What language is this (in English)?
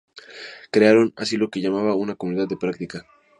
Spanish